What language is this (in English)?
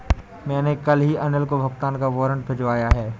Hindi